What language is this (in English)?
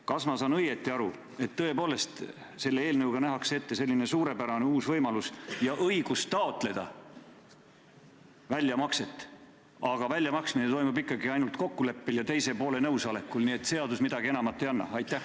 Estonian